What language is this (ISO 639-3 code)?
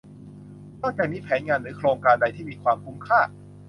tha